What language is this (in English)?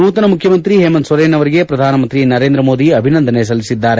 Kannada